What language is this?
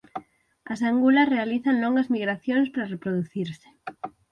Galician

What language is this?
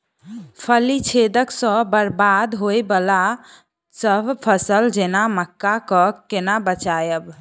Maithili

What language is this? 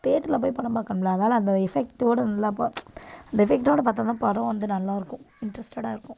Tamil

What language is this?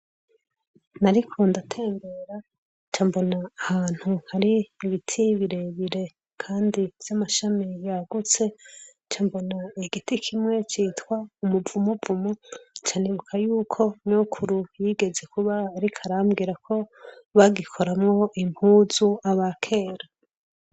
Rundi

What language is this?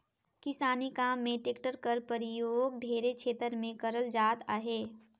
Chhattisgarhi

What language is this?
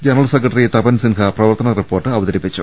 Malayalam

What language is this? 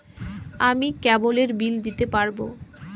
Bangla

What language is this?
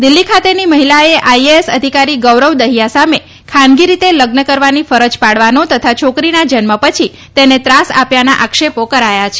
Gujarati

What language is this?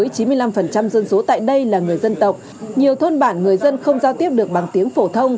Vietnamese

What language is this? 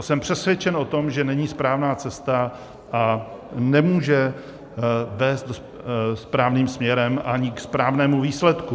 Czech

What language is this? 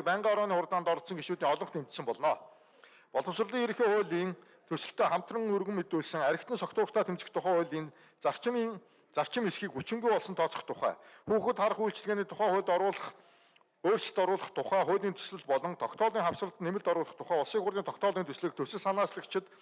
Turkish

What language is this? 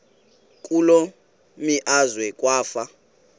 Xhosa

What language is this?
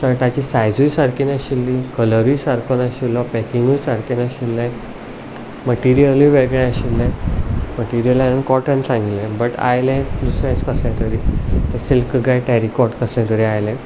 Konkani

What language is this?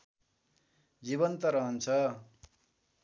Nepali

